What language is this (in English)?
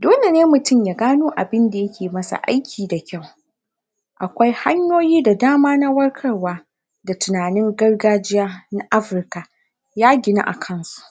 Hausa